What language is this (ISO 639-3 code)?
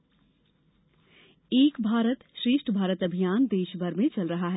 hin